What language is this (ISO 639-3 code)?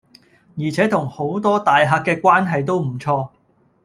yue